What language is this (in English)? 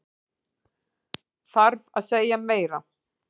Icelandic